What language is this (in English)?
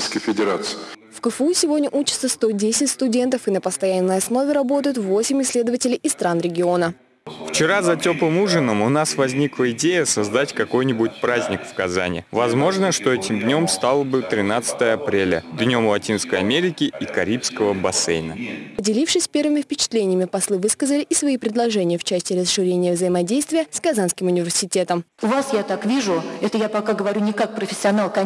Russian